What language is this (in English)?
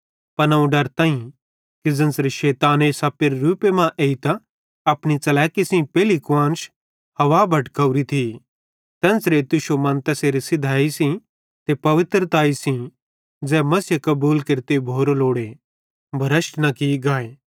Bhadrawahi